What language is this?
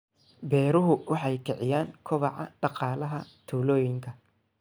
Somali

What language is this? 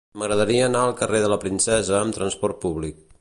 Catalan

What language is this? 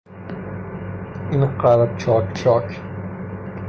Persian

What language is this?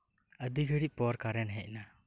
Santali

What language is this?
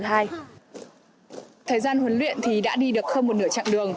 Vietnamese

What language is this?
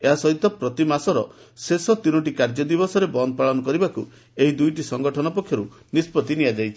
Odia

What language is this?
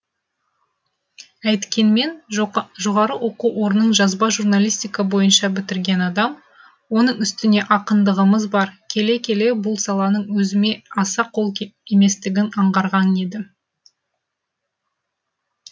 Kazakh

